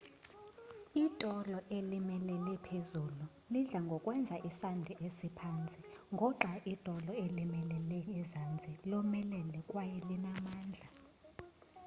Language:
Xhosa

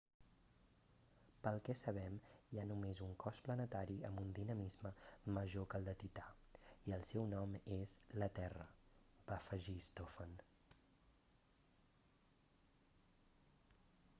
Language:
Catalan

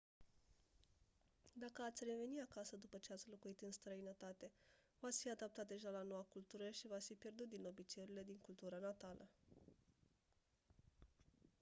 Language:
Romanian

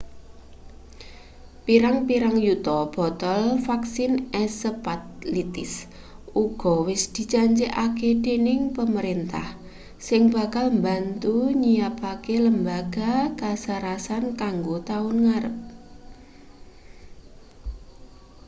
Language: Javanese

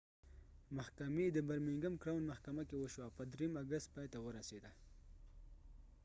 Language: Pashto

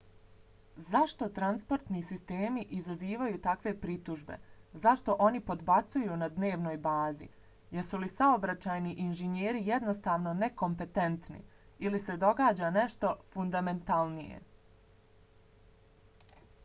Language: Bosnian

